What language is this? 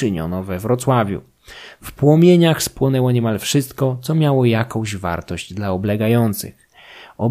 Polish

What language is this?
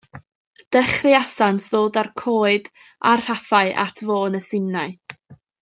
Welsh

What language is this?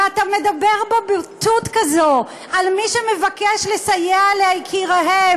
Hebrew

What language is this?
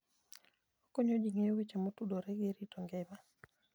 Luo (Kenya and Tanzania)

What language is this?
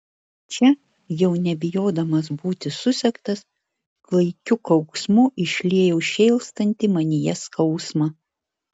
Lithuanian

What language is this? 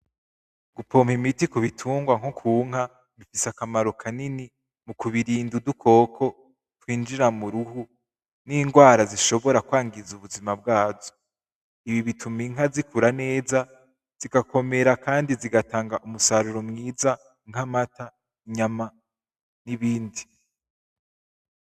Rundi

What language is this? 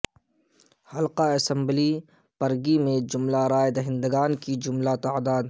Urdu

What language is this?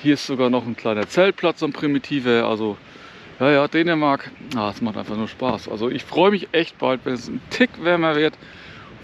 German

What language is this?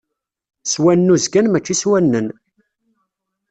Kabyle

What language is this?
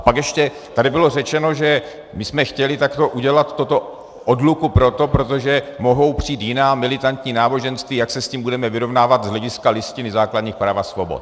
Czech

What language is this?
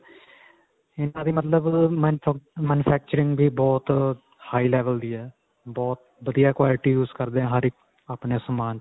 Punjabi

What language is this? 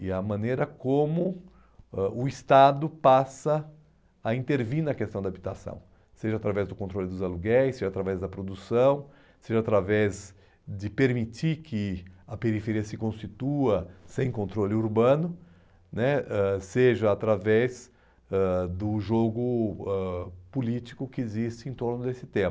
Portuguese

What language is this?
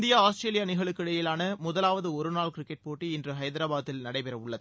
Tamil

